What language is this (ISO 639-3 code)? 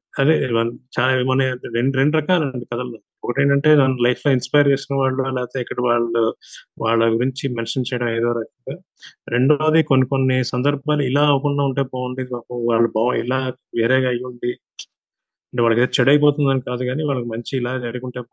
tel